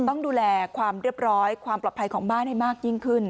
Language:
Thai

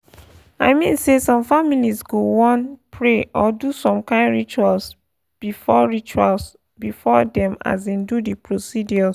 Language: Nigerian Pidgin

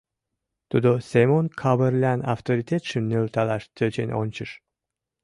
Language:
Mari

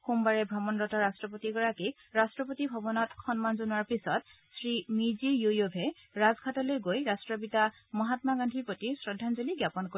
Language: Assamese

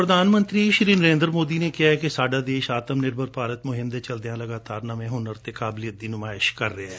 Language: Punjabi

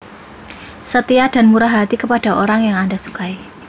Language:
Javanese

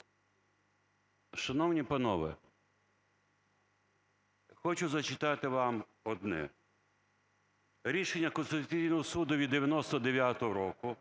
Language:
Ukrainian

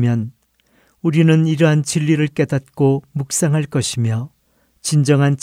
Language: Korean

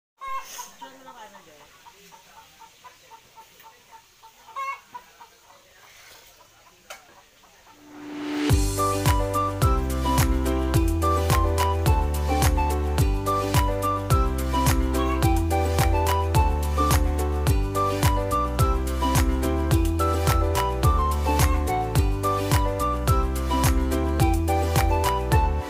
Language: Vietnamese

